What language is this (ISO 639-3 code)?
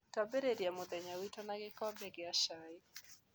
kik